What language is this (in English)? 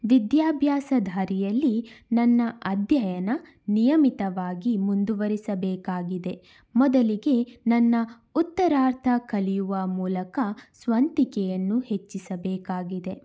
Kannada